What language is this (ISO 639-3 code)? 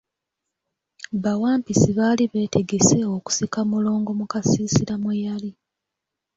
lug